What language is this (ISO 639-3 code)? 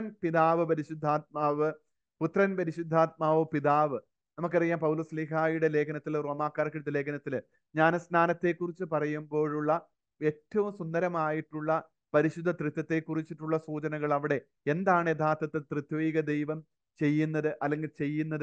mal